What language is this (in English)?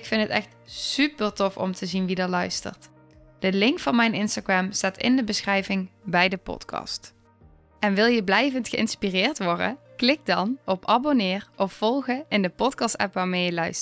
Dutch